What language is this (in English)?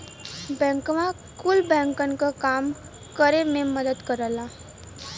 Bhojpuri